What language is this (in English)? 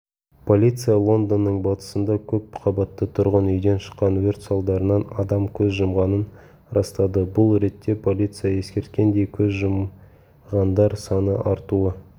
Kazakh